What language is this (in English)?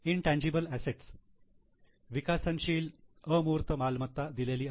Marathi